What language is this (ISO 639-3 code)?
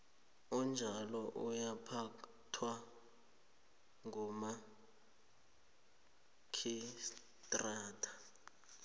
nbl